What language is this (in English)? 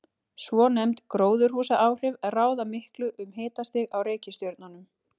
Icelandic